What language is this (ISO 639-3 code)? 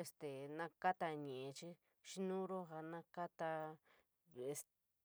mig